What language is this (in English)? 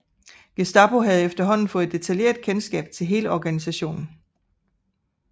Danish